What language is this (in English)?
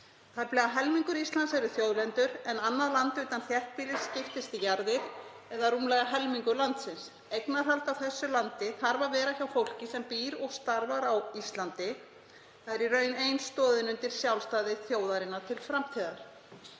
Icelandic